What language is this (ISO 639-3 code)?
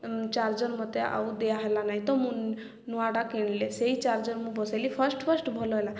ori